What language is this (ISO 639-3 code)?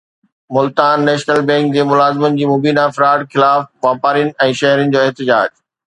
snd